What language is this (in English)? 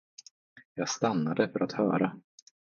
Swedish